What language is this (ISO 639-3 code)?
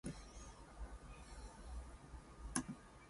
eng